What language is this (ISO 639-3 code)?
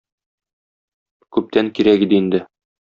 tat